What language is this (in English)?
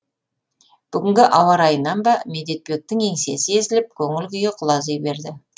Kazakh